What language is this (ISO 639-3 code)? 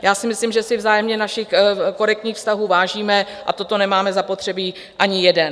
ces